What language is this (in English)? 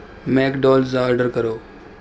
Urdu